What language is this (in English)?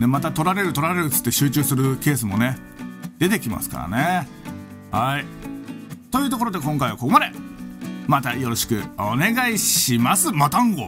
Japanese